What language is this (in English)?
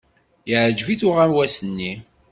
Kabyle